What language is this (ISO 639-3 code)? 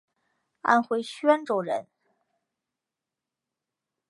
zho